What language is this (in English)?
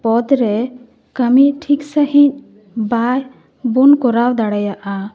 Santali